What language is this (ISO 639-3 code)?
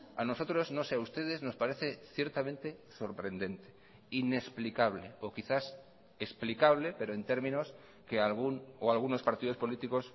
spa